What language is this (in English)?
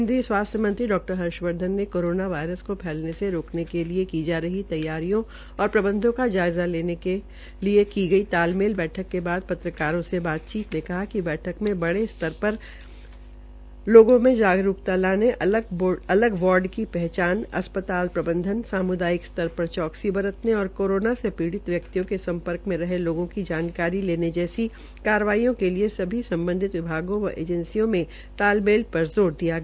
Hindi